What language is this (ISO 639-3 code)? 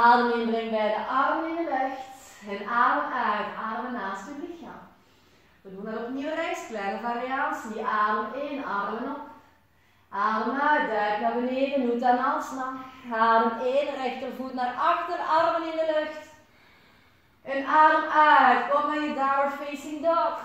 nld